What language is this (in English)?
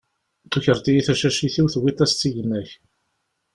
Kabyle